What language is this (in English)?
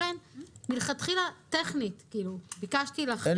Hebrew